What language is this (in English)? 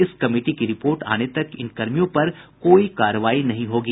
Hindi